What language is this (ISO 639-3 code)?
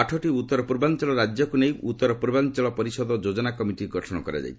ori